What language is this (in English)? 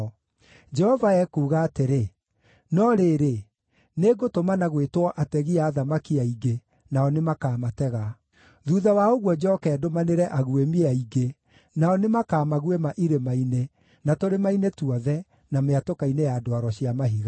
Kikuyu